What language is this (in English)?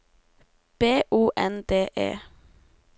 Norwegian